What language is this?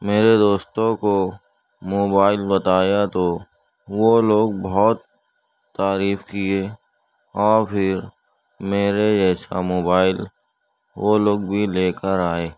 Urdu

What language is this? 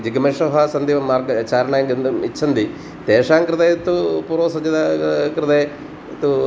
Sanskrit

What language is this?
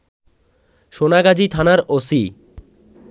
Bangla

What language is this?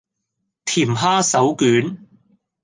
Cantonese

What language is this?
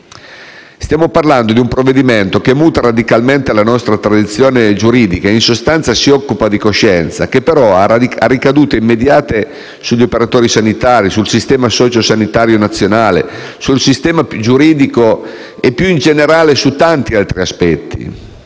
Italian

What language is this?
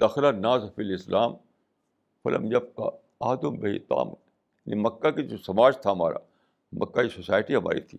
Urdu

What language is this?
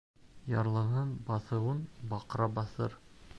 Bashkir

